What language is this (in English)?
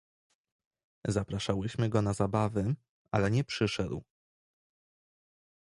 Polish